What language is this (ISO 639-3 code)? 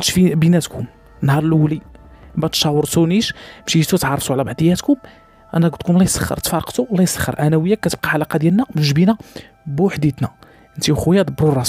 ara